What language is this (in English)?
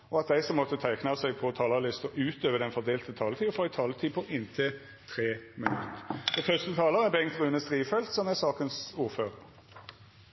Norwegian Nynorsk